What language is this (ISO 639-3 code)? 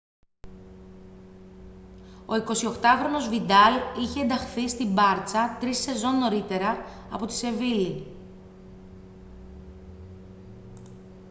ell